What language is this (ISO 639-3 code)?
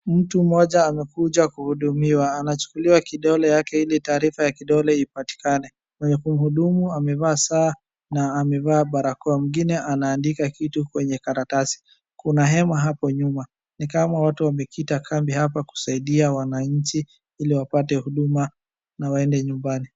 swa